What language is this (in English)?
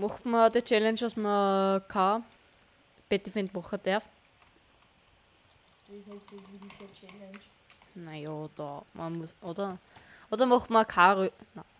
German